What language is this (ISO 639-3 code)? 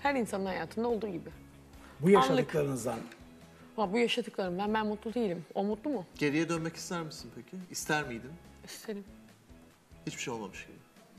tur